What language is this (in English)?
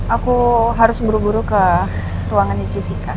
Indonesian